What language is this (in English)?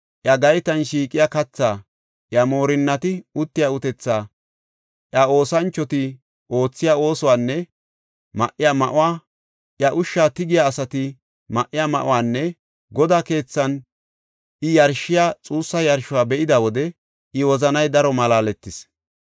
Gofa